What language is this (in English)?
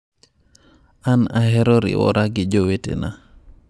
Luo (Kenya and Tanzania)